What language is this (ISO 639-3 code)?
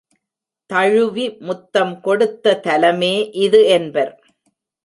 tam